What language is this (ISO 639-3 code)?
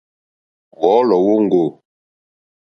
bri